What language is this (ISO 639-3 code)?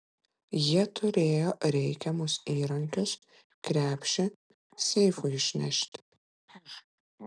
lit